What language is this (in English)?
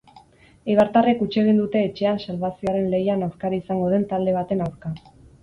Basque